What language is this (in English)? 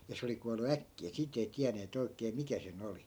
Finnish